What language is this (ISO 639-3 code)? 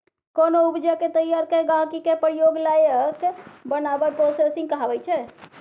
mai